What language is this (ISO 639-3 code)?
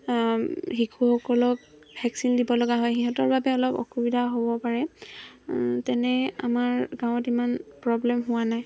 asm